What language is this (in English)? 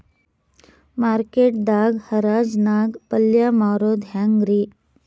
Kannada